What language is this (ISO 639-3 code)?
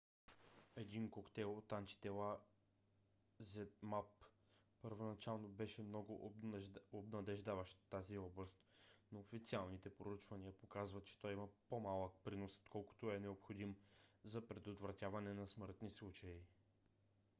bul